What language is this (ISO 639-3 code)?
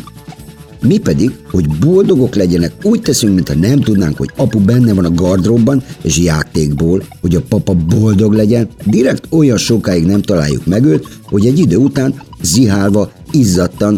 hun